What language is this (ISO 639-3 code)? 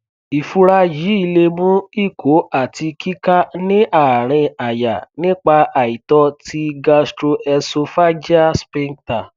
yor